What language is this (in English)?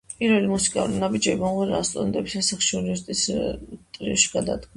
Georgian